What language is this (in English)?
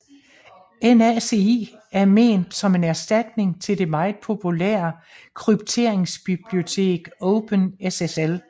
Danish